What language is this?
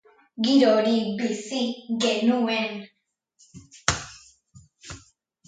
Basque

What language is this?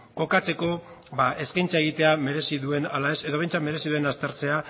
Basque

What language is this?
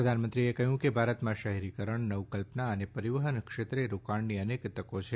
Gujarati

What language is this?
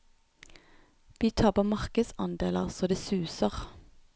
Norwegian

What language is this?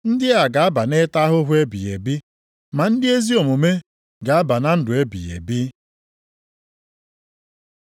Igbo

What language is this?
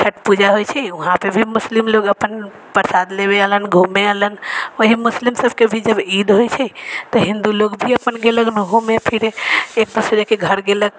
Maithili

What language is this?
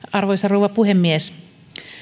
Finnish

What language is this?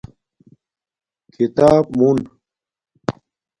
Domaaki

